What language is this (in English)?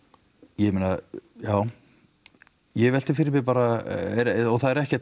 Icelandic